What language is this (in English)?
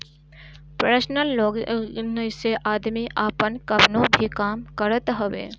Bhojpuri